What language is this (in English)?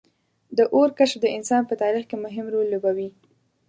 Pashto